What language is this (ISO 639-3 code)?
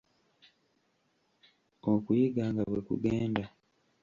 lug